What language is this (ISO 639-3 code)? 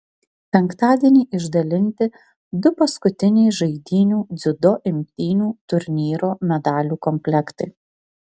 lit